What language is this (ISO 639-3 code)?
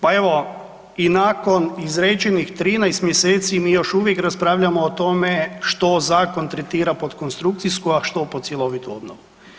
hrv